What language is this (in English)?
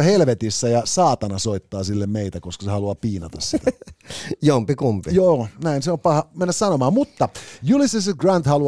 Finnish